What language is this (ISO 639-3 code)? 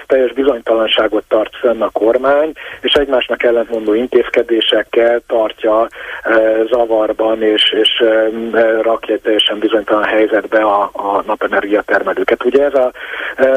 hun